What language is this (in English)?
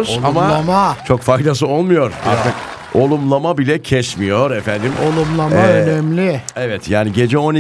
Turkish